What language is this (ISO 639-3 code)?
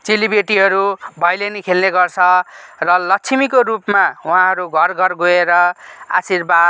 nep